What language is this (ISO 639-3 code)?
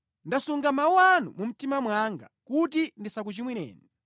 nya